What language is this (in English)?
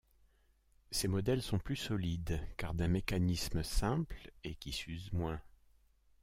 French